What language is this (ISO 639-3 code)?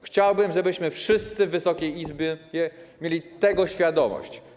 pol